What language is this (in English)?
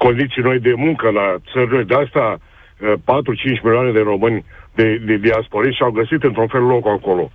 Romanian